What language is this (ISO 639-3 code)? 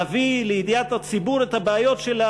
heb